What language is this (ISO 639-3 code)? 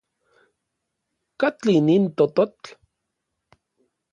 nlv